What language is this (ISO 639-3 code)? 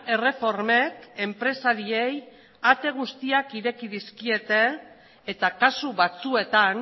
eus